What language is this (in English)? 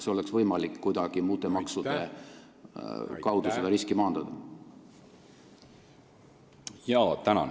Estonian